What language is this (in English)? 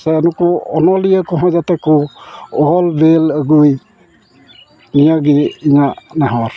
Santali